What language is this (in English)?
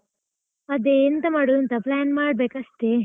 Kannada